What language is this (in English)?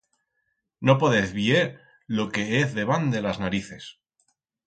Aragonese